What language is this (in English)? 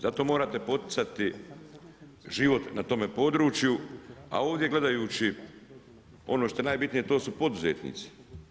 Croatian